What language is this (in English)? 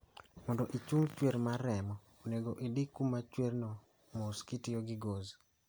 Luo (Kenya and Tanzania)